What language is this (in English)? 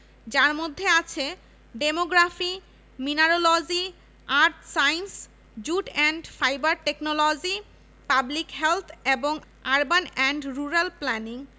Bangla